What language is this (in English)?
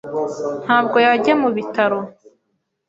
Kinyarwanda